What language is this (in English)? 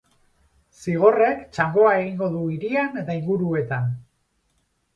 Basque